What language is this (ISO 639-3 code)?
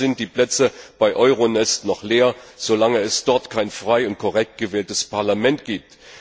deu